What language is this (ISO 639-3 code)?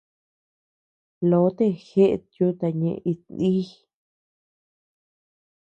cux